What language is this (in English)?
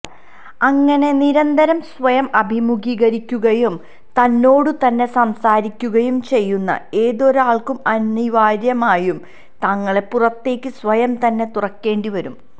Malayalam